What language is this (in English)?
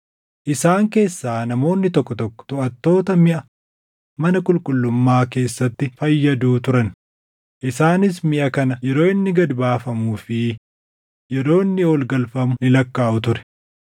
Oromo